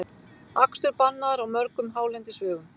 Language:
Icelandic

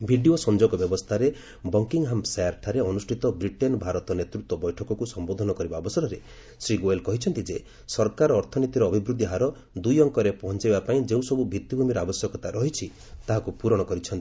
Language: Odia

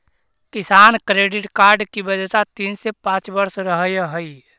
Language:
Magahi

